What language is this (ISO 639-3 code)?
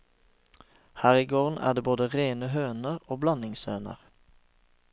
nor